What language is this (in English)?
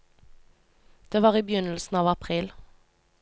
Norwegian